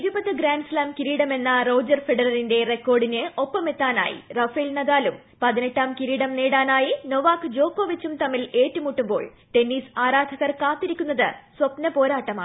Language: Malayalam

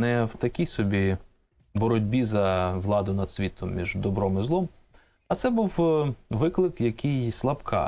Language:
Ukrainian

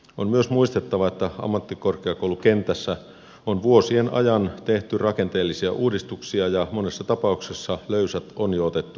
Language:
Finnish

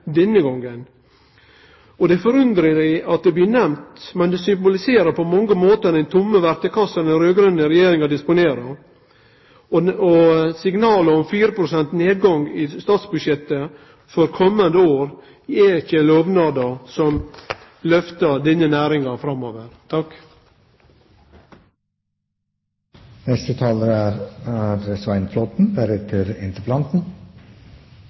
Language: Norwegian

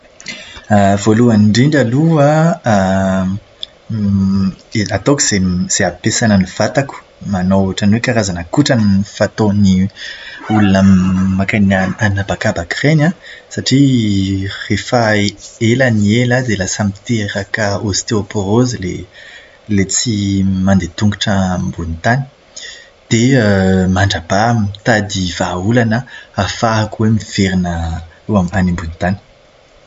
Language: Malagasy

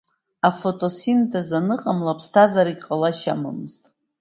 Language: Abkhazian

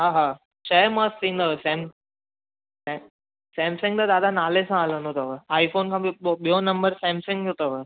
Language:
Sindhi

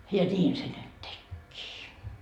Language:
Finnish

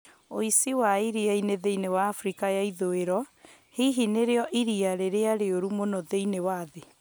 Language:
Kikuyu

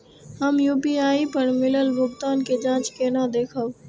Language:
Maithili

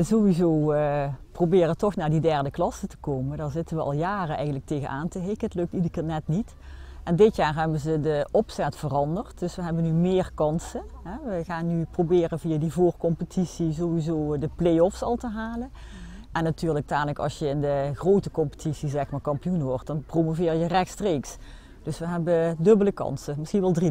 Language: Dutch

